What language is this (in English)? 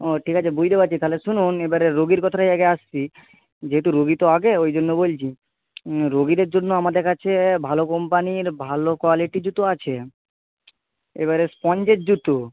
Bangla